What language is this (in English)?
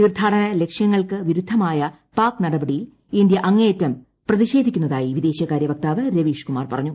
Malayalam